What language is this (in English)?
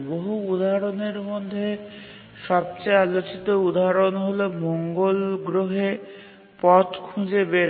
Bangla